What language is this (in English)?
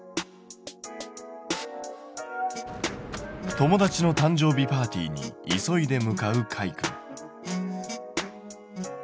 Japanese